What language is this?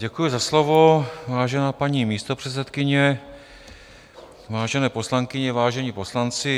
Czech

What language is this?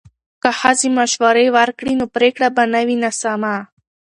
Pashto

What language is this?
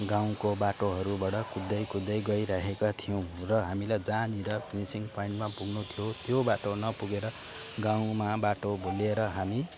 Nepali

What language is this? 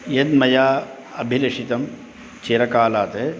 Sanskrit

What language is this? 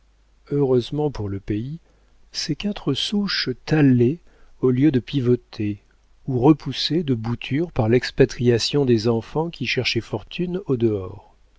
French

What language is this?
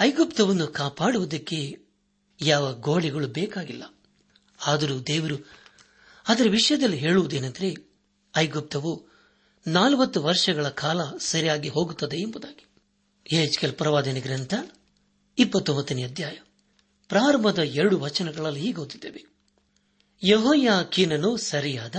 Kannada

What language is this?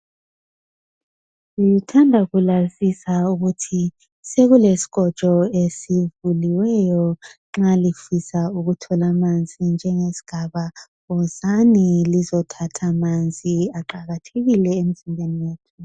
North Ndebele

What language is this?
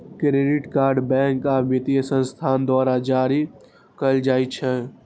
Maithili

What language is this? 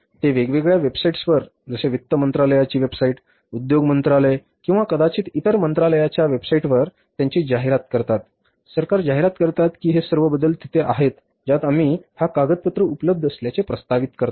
Marathi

